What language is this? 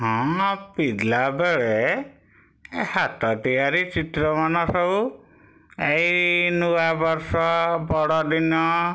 Odia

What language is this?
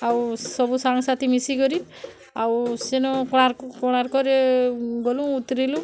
Odia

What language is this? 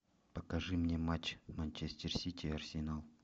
Russian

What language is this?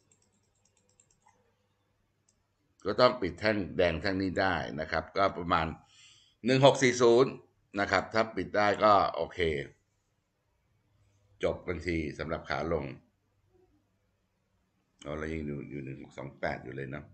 Thai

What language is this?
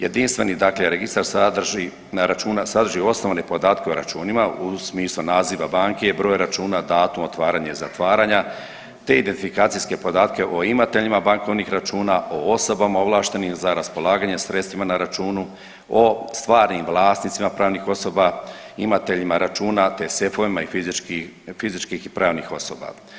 Croatian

